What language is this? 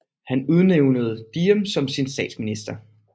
Danish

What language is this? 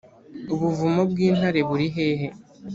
Kinyarwanda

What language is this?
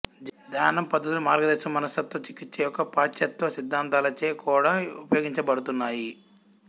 Telugu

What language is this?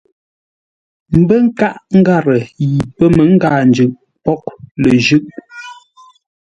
Ngombale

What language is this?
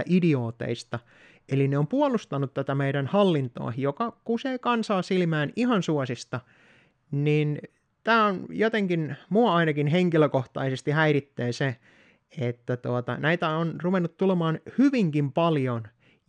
Finnish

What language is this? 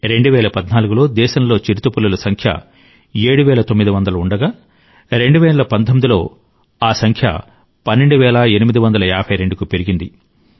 Telugu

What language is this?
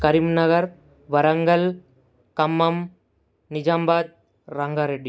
Telugu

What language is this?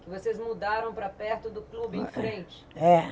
Portuguese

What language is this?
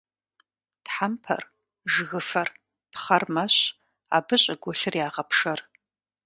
Kabardian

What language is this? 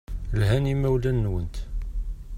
Kabyle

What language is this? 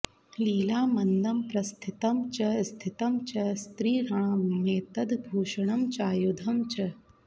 Sanskrit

